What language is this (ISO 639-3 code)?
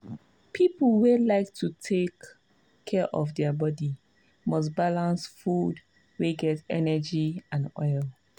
pcm